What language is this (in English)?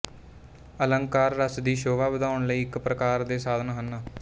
Punjabi